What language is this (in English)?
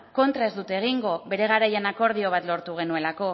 Basque